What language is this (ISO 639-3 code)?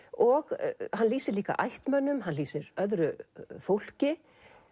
isl